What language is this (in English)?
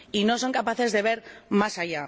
Spanish